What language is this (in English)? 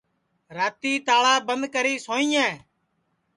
Sansi